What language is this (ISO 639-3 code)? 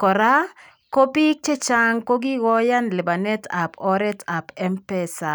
kln